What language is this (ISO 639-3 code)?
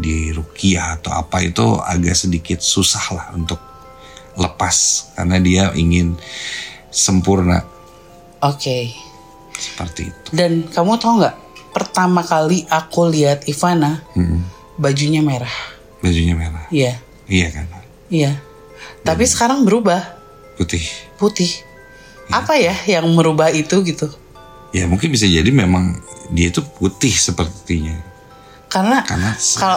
ind